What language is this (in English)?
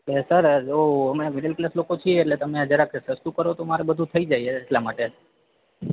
Gujarati